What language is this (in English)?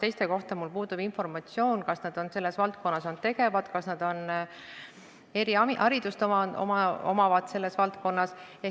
Estonian